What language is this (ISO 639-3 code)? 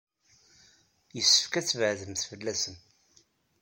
kab